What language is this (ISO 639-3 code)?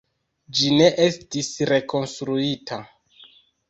epo